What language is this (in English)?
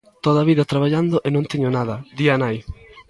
Galician